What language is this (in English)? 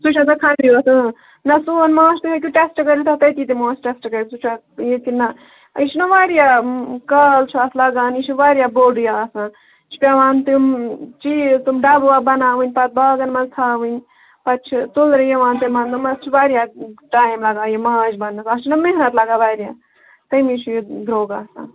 Kashmiri